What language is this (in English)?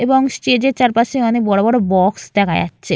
Bangla